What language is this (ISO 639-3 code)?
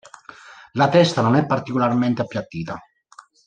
ita